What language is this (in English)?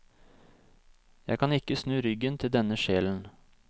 Norwegian